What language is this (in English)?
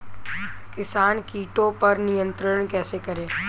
Hindi